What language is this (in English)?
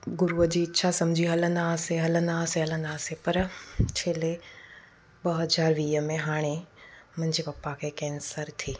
Sindhi